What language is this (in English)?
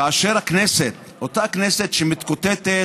Hebrew